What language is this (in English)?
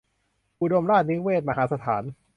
Thai